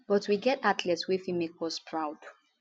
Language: Nigerian Pidgin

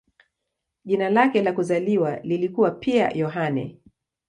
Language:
Swahili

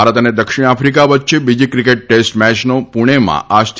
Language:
Gujarati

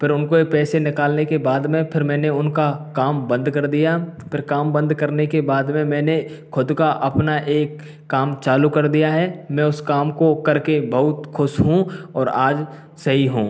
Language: Hindi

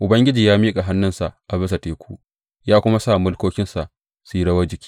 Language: Hausa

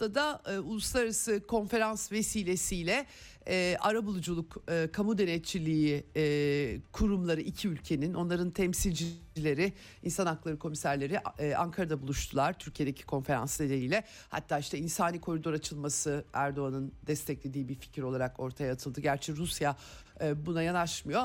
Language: Turkish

